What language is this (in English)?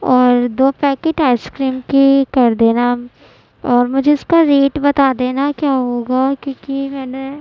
Urdu